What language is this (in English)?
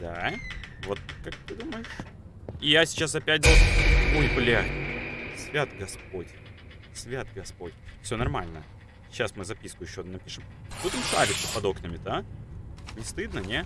Russian